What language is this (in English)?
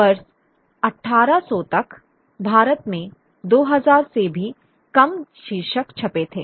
Hindi